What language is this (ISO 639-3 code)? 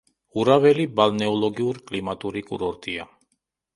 kat